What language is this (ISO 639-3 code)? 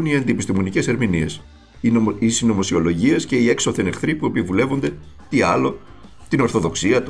ell